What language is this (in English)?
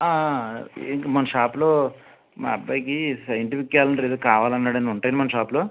Telugu